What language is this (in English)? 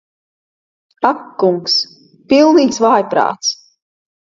Latvian